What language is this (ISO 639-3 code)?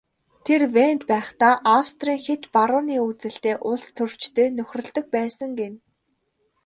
mon